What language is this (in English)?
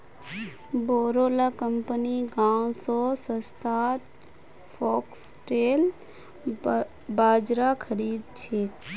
Magahi